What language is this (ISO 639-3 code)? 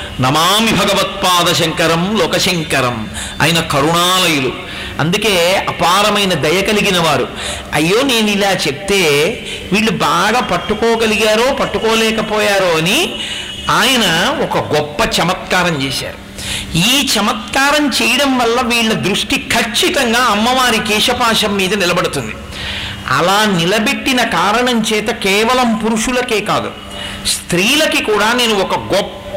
tel